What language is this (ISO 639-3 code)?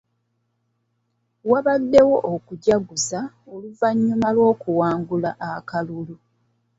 lug